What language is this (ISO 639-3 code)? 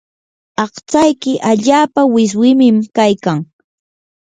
qur